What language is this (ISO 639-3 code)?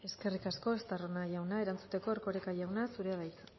eus